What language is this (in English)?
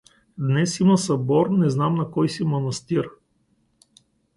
Bulgarian